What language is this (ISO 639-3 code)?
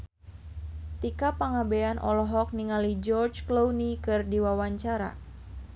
sun